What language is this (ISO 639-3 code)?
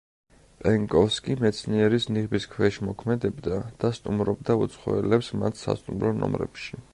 kat